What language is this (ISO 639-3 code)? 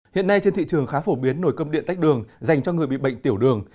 vie